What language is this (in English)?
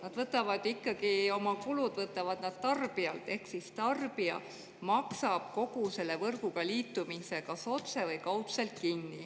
Estonian